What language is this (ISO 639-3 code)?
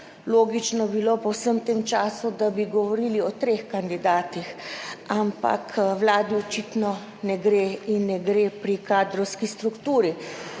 slv